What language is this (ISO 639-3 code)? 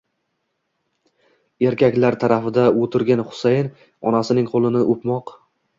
uzb